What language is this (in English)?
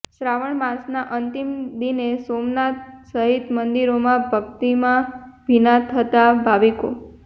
Gujarati